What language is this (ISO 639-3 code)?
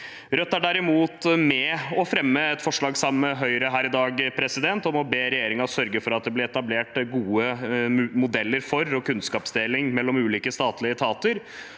nor